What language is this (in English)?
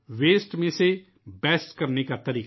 Urdu